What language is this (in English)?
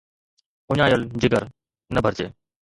Sindhi